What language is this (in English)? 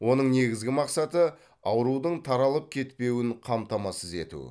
Kazakh